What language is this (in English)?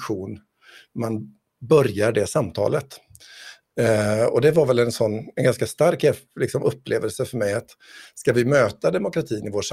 Swedish